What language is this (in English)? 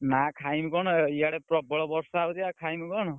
Odia